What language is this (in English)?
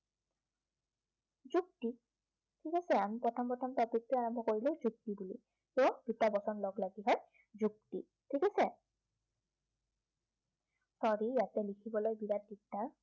Assamese